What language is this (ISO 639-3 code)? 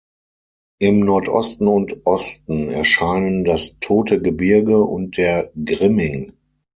deu